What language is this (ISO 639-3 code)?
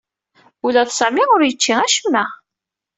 kab